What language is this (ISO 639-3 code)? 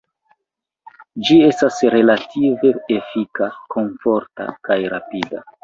epo